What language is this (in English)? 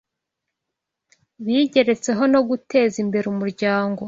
Kinyarwanda